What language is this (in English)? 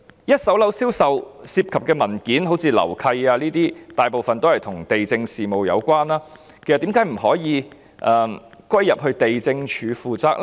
Cantonese